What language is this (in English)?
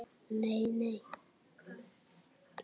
Icelandic